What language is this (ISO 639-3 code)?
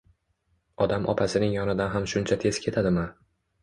uzb